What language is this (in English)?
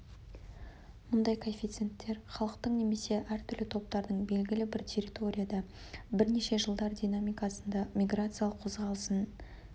Kazakh